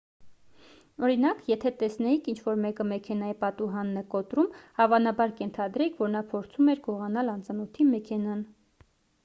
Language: Armenian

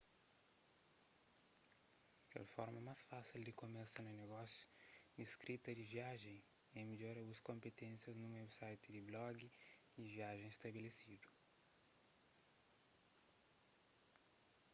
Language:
Kabuverdianu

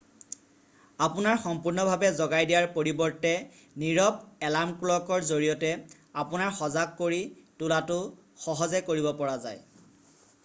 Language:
Assamese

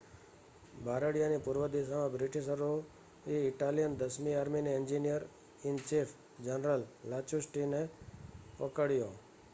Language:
Gujarati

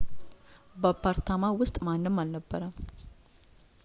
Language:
Amharic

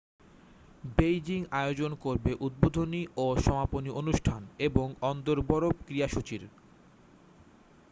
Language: Bangla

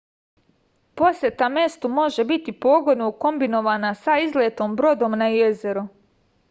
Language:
Serbian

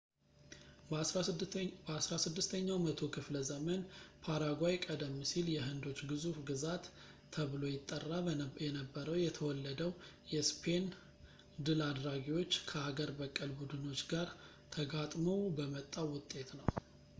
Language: Amharic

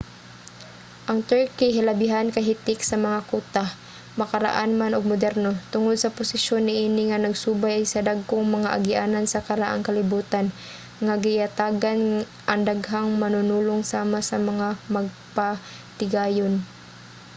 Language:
Cebuano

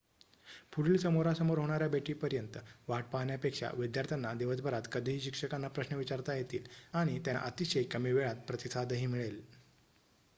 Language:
Marathi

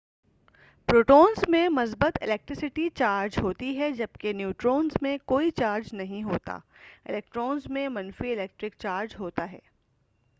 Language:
Urdu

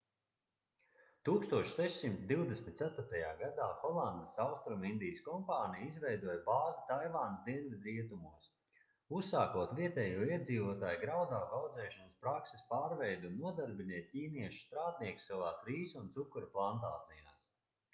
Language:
Latvian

